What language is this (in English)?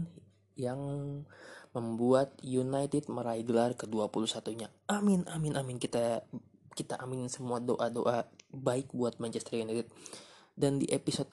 Indonesian